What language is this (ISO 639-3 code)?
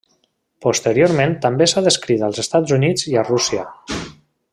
cat